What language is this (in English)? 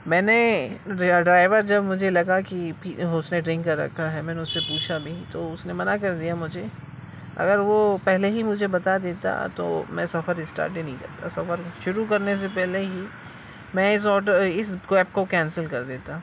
Urdu